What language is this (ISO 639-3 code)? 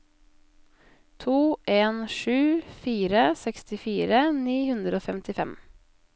nor